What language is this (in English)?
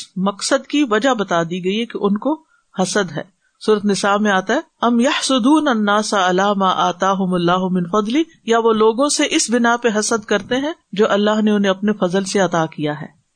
Urdu